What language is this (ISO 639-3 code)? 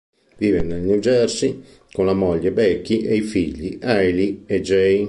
ita